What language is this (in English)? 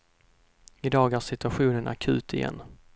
Swedish